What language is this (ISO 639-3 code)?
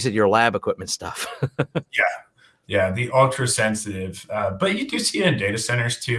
eng